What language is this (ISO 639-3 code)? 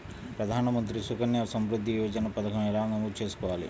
tel